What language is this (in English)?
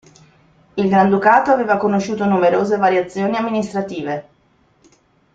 Italian